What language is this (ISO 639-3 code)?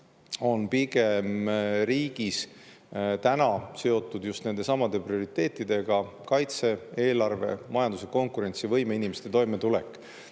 est